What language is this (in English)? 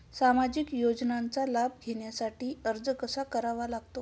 Marathi